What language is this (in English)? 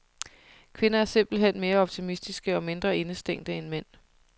Danish